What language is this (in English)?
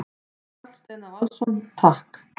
Icelandic